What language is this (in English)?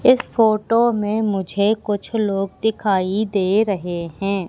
Hindi